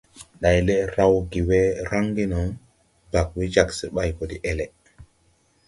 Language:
Tupuri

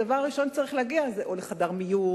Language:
Hebrew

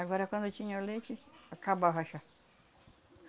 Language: Portuguese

